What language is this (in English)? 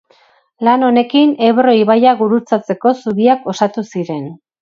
Basque